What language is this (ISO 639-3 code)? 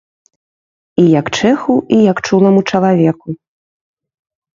bel